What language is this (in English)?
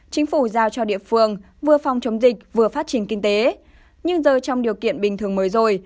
Vietnamese